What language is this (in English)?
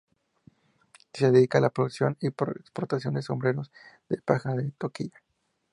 Spanish